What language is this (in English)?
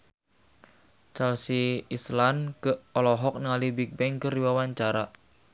Sundanese